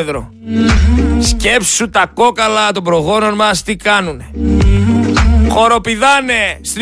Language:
Greek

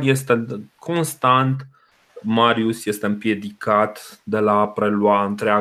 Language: Romanian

